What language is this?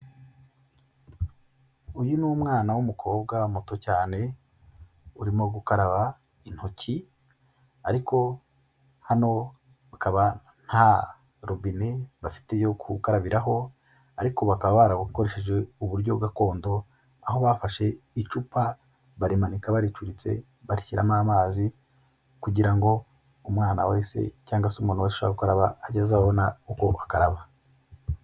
Kinyarwanda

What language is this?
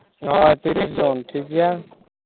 Santali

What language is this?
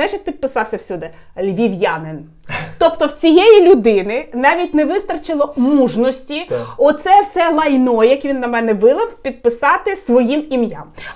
Ukrainian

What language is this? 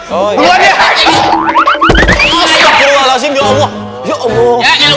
Indonesian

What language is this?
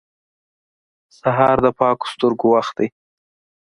Pashto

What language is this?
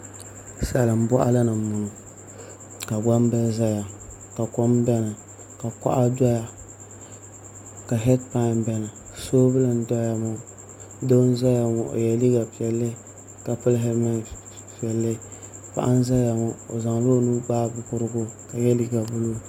Dagbani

